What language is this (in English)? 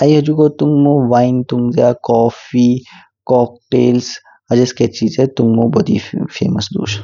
Kinnauri